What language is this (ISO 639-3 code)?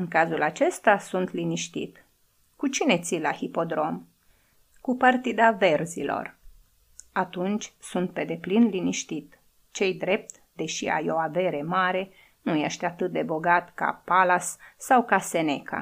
ron